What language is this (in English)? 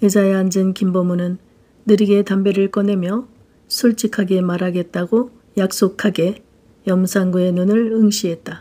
Korean